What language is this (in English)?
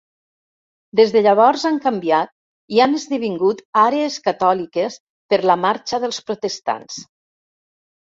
Catalan